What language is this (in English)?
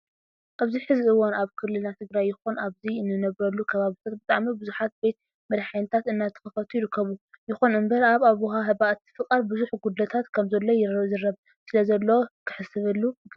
Tigrinya